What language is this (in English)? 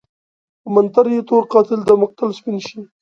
Pashto